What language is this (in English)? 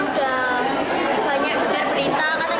Indonesian